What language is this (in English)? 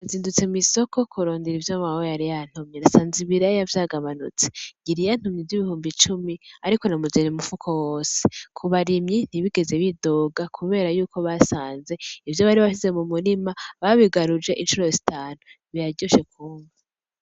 Rundi